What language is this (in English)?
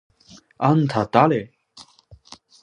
Japanese